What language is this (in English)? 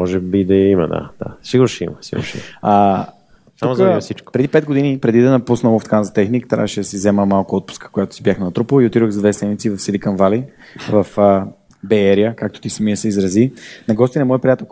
Bulgarian